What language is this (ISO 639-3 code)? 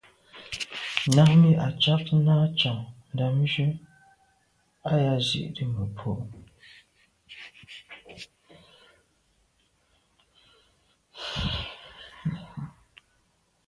byv